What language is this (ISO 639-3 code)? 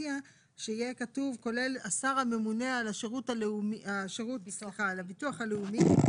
heb